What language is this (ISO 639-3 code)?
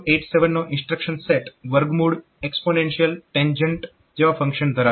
guj